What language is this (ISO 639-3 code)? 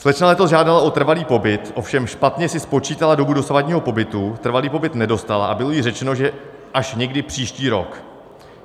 ces